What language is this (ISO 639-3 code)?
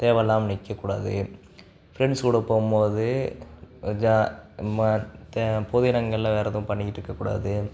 tam